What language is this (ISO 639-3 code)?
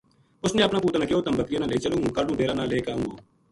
gju